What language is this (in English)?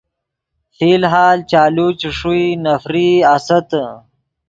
Yidgha